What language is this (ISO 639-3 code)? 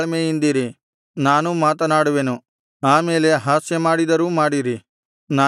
kan